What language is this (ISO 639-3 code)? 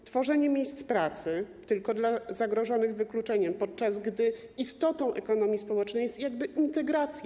pol